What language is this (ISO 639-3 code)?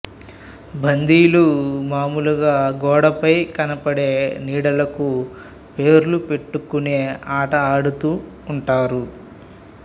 tel